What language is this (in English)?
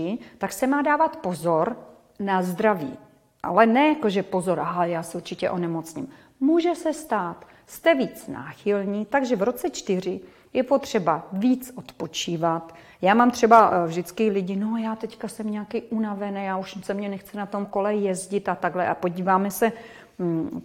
Czech